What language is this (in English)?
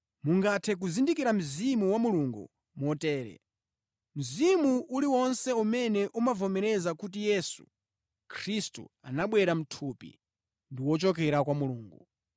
Nyanja